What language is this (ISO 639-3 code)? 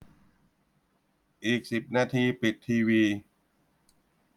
tha